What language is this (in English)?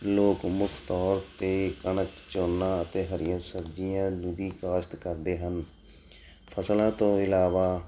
Punjabi